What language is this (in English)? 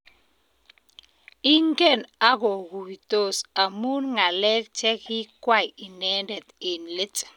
Kalenjin